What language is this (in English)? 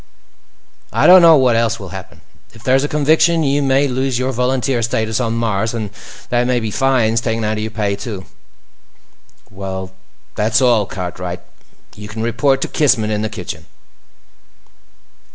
English